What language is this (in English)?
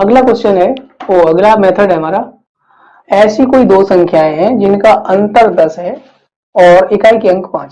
Hindi